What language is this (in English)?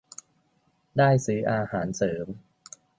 Thai